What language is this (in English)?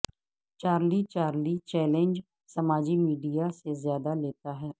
Urdu